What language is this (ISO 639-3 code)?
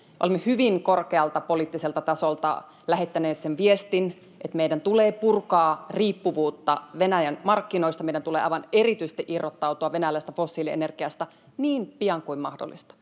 fin